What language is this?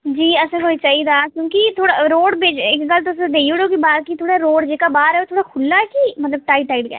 Dogri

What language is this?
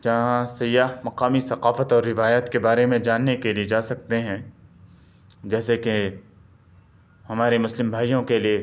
Urdu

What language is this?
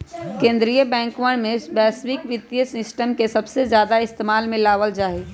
Magahi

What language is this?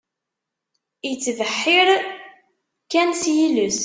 Kabyle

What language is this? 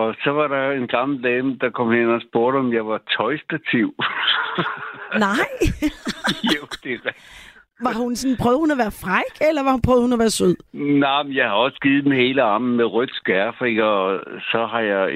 Danish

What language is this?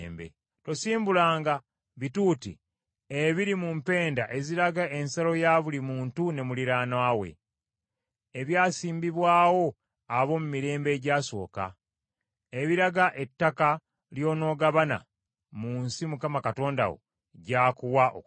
Ganda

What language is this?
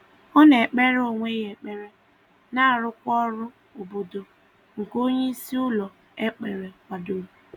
Igbo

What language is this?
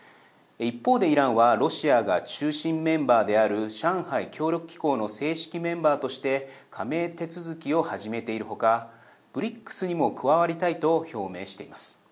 Japanese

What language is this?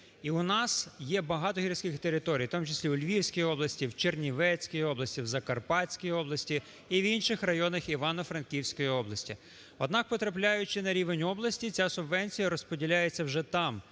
Ukrainian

